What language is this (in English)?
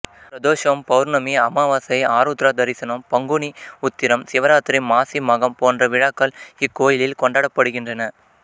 Tamil